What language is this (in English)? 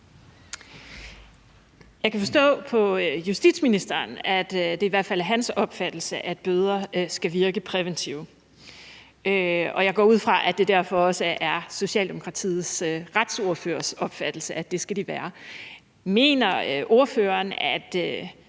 Danish